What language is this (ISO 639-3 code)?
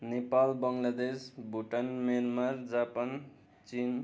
nep